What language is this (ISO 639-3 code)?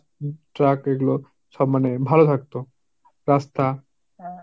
ben